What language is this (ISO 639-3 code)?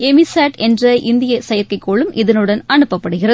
tam